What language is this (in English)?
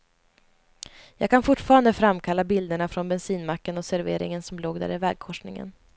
Swedish